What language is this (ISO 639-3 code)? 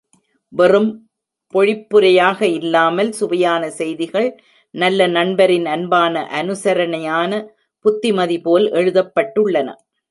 tam